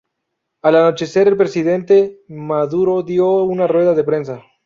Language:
Spanish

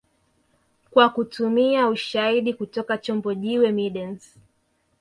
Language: Swahili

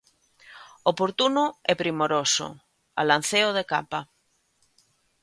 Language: Galician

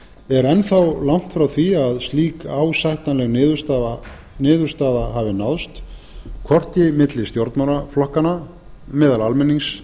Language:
Icelandic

